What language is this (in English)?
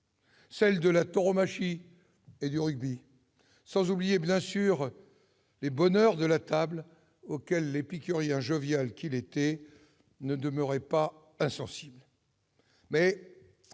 French